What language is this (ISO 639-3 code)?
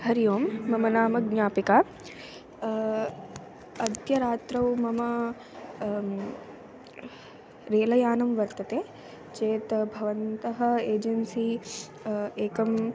san